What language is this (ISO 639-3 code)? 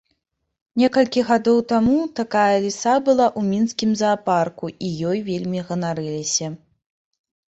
bel